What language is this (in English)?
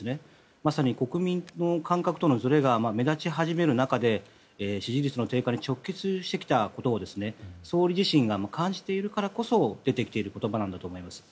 Japanese